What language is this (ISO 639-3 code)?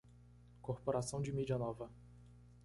por